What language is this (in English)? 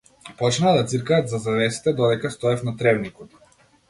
Macedonian